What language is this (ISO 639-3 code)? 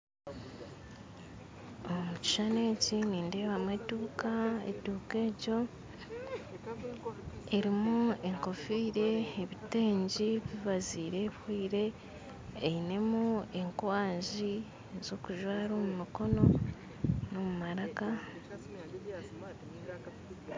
nyn